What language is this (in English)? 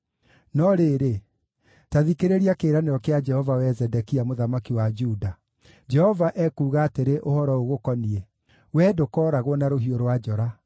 Kikuyu